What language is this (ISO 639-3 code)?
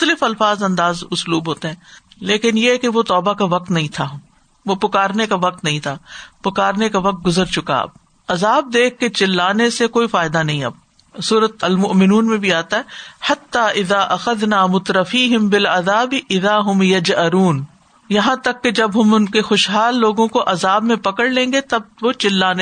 urd